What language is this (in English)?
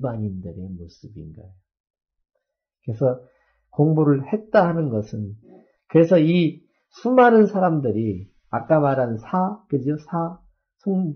Korean